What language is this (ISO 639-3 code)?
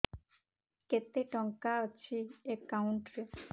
ori